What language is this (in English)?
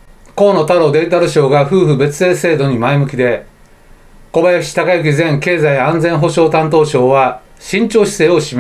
Japanese